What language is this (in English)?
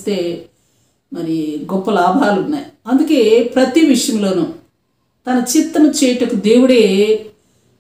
Turkish